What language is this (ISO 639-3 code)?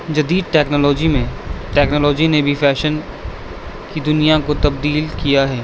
urd